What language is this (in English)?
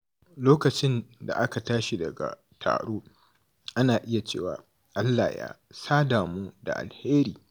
Hausa